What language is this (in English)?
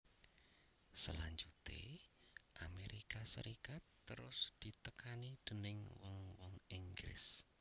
Javanese